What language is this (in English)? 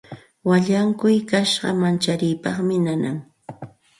Santa Ana de Tusi Pasco Quechua